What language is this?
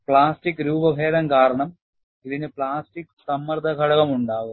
Malayalam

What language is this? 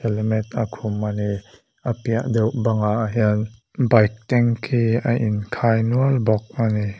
Mizo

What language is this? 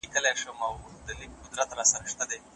Pashto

